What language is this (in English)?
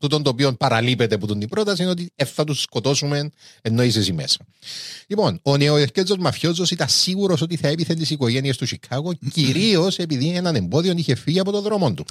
Greek